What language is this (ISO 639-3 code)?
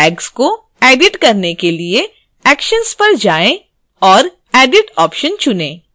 hin